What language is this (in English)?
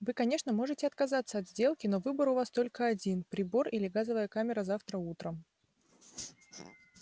Russian